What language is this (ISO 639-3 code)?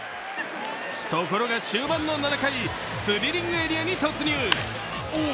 jpn